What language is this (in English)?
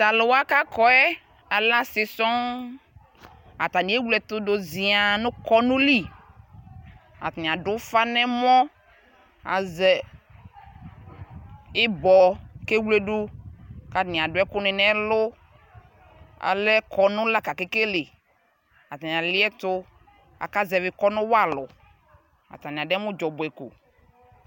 Ikposo